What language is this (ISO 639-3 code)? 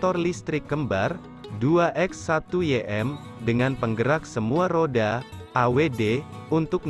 ind